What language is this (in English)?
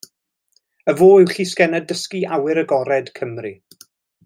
Welsh